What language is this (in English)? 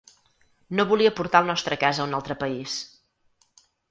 Catalan